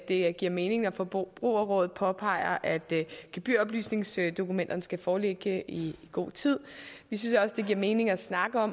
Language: Danish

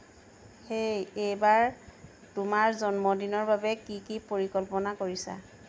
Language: Assamese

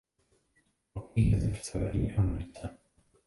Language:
Czech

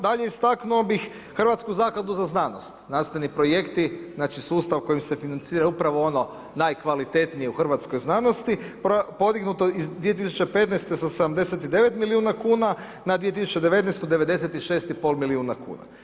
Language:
Croatian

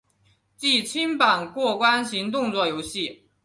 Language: Chinese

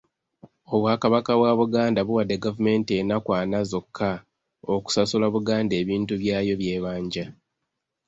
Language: Ganda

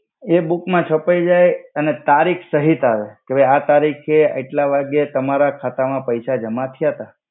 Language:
Gujarati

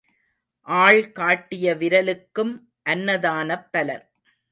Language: Tamil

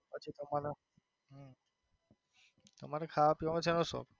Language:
Gujarati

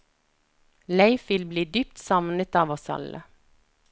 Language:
Norwegian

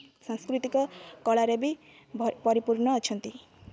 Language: Odia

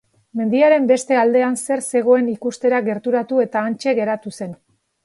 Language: Basque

